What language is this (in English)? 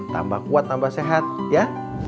Indonesian